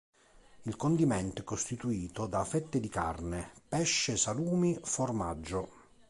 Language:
Italian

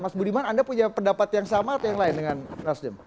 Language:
Indonesian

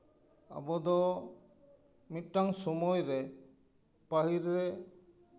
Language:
Santali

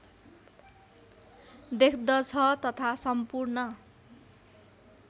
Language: Nepali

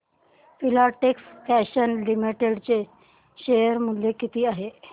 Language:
Marathi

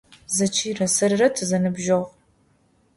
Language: Adyghe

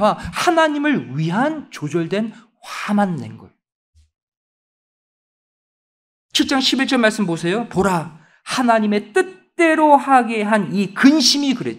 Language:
Korean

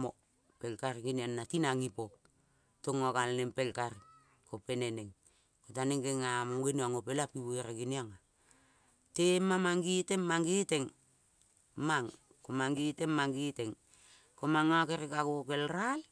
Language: Kol (Papua New Guinea)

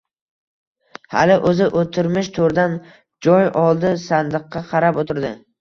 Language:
Uzbek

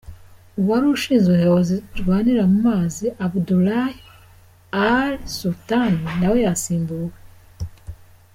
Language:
Kinyarwanda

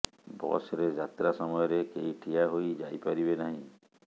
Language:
Odia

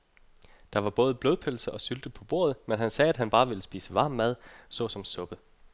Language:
Danish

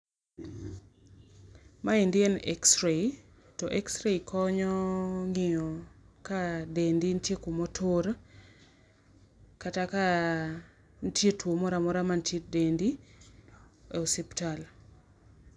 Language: Luo (Kenya and Tanzania)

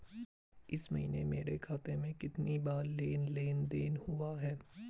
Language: Hindi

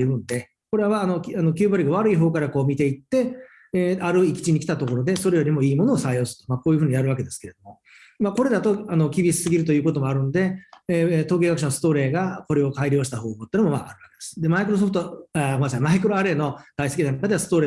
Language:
Japanese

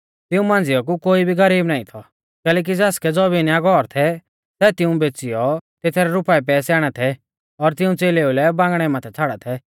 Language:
Mahasu Pahari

